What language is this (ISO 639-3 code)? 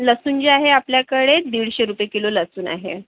mar